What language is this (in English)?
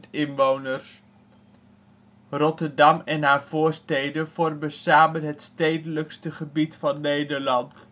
Dutch